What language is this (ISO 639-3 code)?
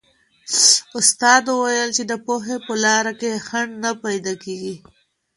pus